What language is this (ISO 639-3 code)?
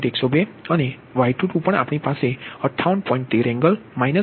guj